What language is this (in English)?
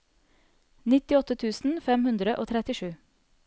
Norwegian